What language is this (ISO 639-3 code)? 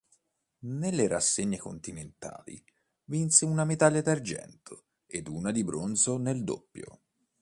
ita